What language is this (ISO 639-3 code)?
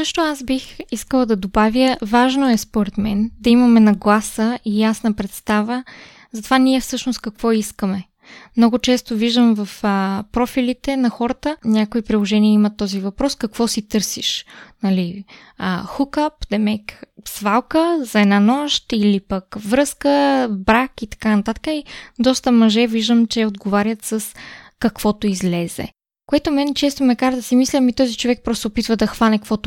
bul